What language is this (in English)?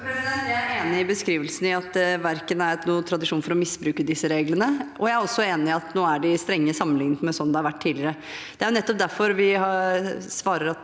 Norwegian